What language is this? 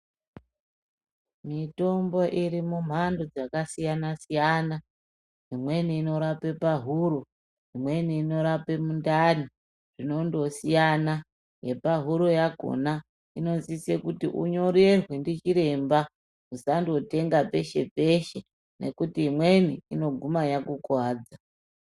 Ndau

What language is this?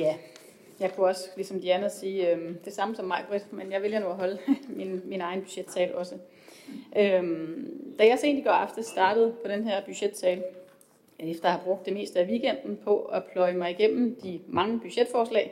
Danish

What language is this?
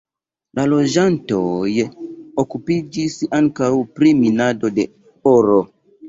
Esperanto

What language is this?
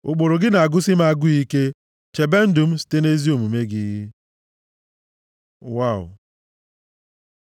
Igbo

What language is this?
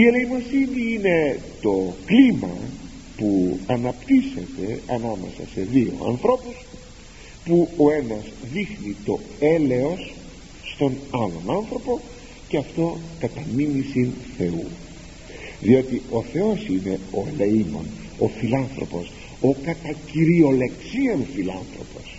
Greek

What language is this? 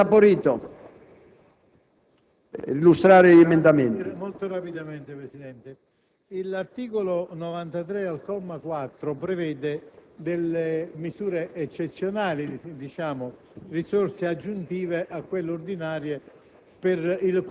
Italian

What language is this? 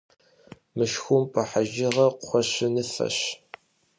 Kabardian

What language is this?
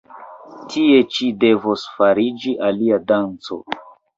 Esperanto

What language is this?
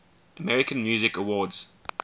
English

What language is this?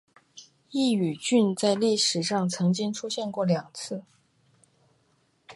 Chinese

